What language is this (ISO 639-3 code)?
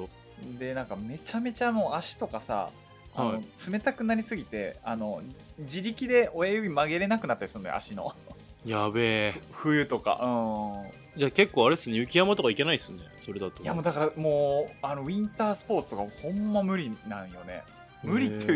jpn